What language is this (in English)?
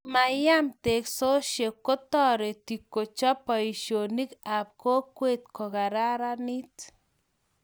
Kalenjin